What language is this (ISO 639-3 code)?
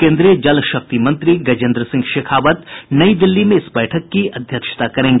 hin